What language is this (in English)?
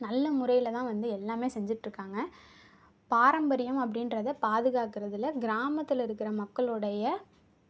Tamil